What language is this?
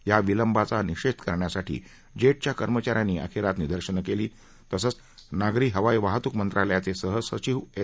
Marathi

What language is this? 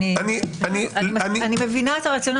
Hebrew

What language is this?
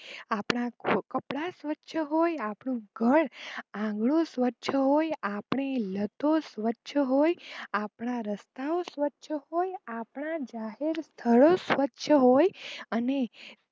Gujarati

